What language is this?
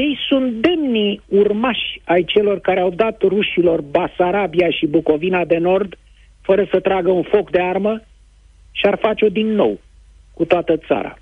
Romanian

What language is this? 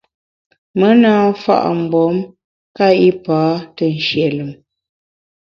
Bamun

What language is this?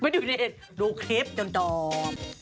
Thai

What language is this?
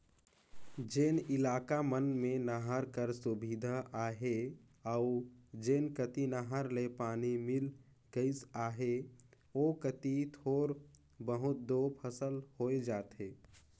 Chhattisgarhi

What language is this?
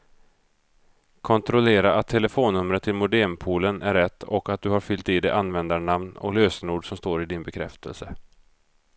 Swedish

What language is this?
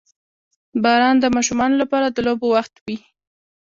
Pashto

